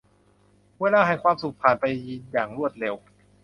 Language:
Thai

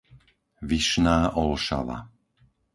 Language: Slovak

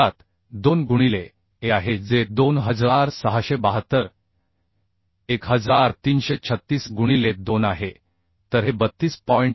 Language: Marathi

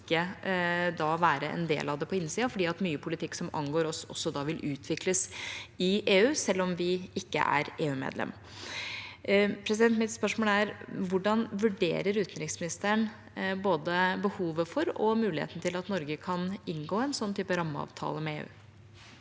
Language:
Norwegian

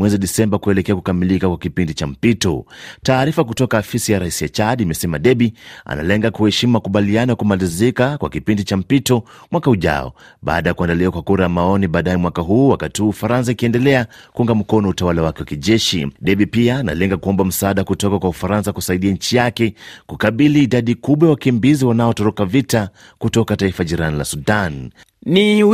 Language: Swahili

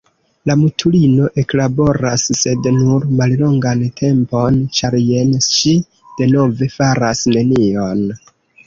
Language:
Esperanto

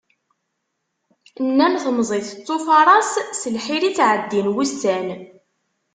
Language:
Kabyle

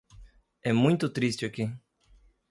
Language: Portuguese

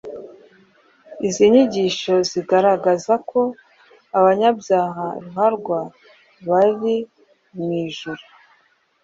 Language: Kinyarwanda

